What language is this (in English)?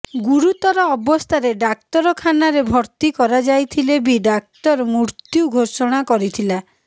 Odia